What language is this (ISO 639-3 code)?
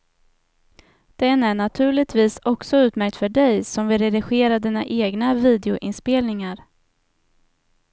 swe